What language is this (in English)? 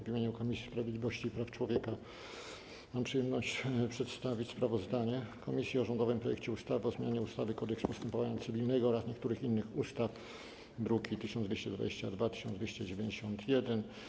Polish